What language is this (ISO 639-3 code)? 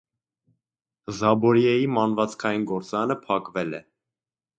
hye